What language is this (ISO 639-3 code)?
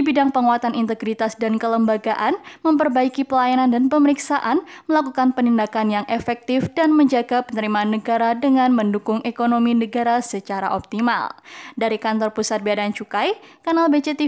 ind